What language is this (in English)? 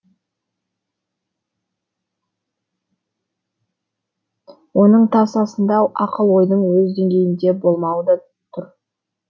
Kazakh